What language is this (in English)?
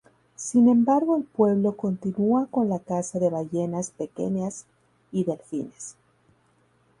Spanish